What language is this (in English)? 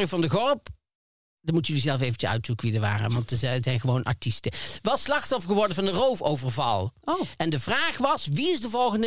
Dutch